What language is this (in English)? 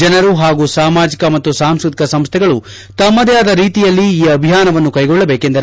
Kannada